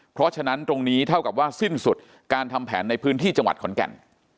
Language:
Thai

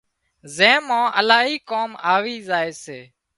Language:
Wadiyara Koli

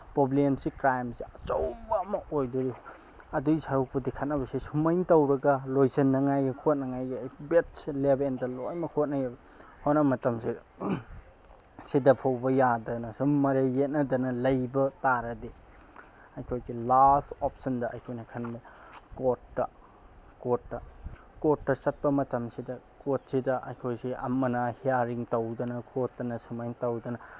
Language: Manipuri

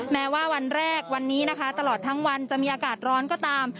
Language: Thai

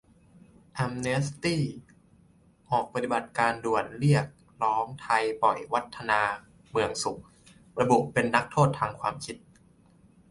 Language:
Thai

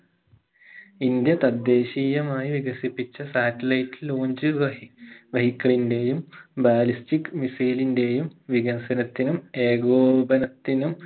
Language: Malayalam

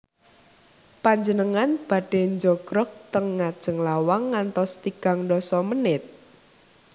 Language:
Javanese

